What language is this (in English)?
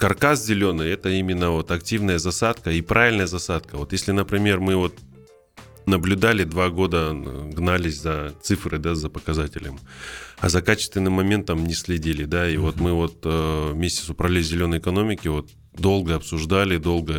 Russian